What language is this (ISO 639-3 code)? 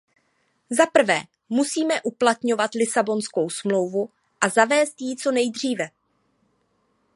ces